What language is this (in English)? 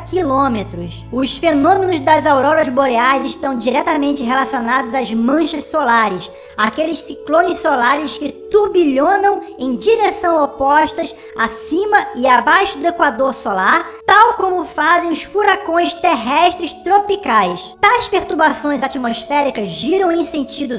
Portuguese